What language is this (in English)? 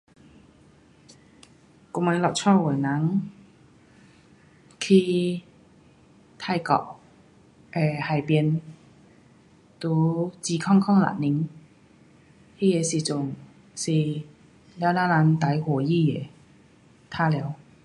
Pu-Xian Chinese